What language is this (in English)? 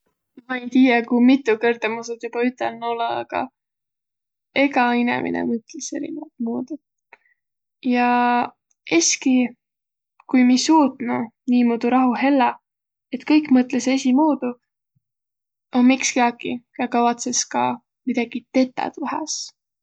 Võro